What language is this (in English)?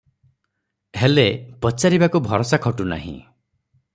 Odia